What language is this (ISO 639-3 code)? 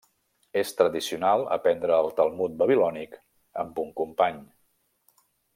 cat